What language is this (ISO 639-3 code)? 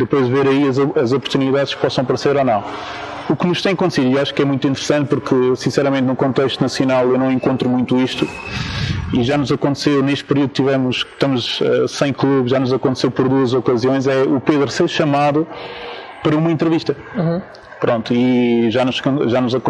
por